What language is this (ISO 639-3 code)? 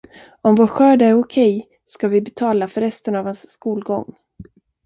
swe